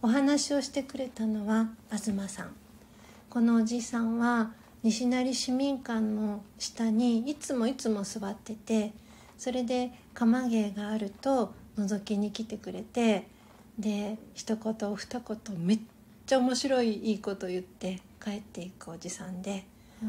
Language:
Japanese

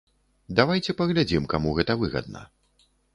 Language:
Belarusian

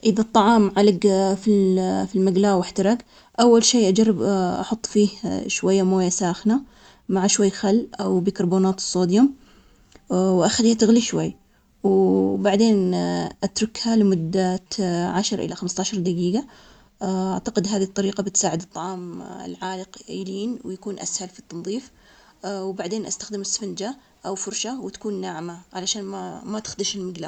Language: Omani Arabic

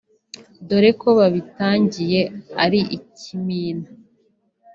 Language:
Kinyarwanda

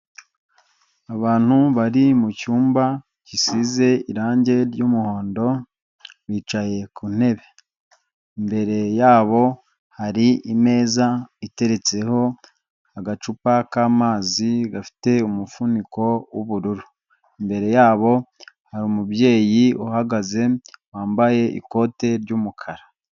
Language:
Kinyarwanda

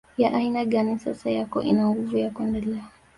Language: Swahili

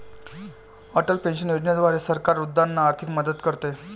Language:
Marathi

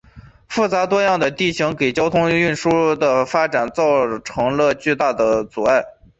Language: Chinese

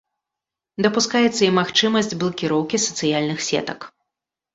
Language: Belarusian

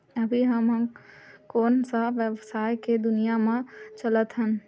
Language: Chhattisgarhi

